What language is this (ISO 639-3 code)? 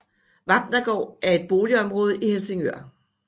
dan